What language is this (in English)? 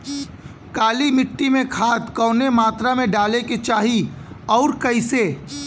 Bhojpuri